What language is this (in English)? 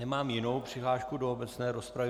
Czech